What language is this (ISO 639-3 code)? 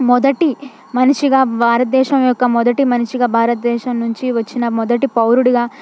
tel